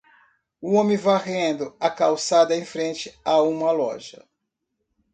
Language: Portuguese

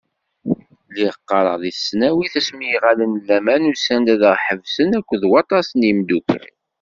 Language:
Kabyle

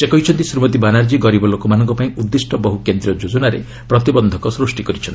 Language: Odia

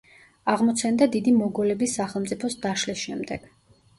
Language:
Georgian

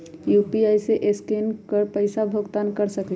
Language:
Magahi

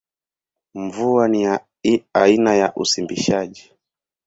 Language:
Swahili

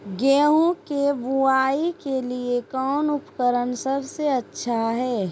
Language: Magahi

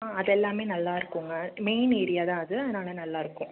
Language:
Tamil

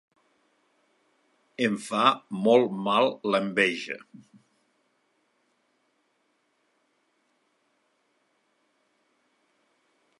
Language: Catalan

